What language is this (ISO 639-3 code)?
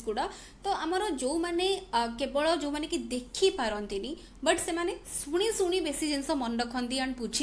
hin